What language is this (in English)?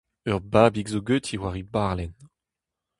Breton